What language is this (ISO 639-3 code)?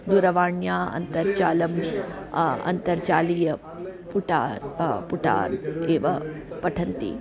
san